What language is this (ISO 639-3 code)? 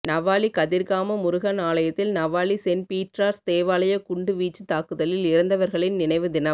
tam